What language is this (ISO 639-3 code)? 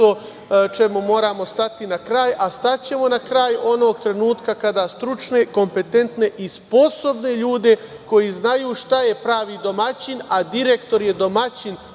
srp